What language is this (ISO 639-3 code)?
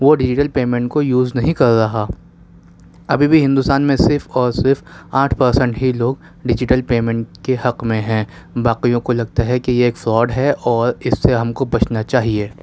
urd